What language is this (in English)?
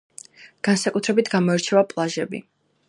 Georgian